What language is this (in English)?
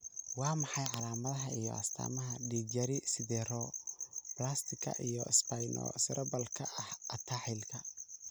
Somali